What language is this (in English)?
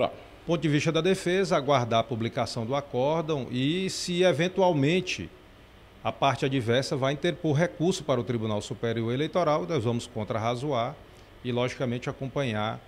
Portuguese